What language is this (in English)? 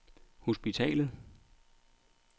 Danish